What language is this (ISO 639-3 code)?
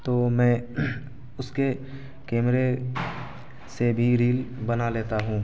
urd